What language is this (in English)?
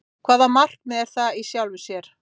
Icelandic